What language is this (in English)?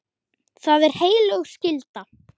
Icelandic